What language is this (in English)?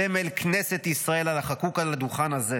Hebrew